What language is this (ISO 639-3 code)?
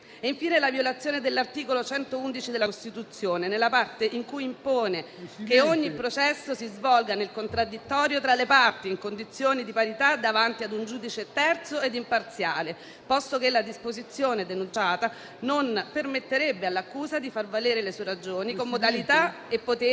ita